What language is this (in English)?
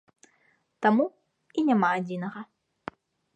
Belarusian